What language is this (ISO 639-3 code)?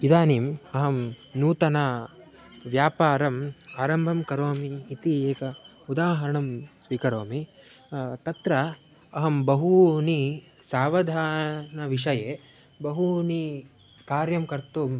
san